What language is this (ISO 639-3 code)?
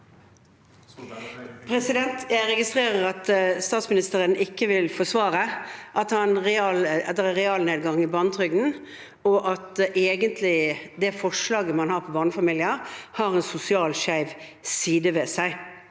nor